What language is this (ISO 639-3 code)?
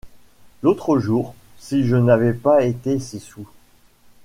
fra